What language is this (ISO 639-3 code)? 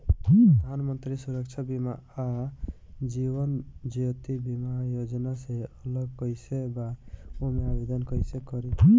bho